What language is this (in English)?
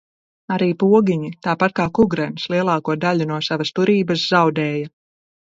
Latvian